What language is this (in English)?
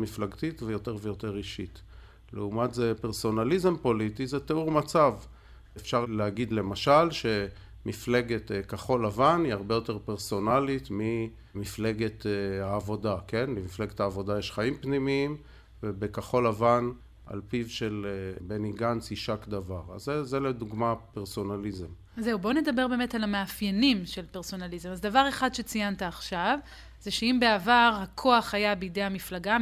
Hebrew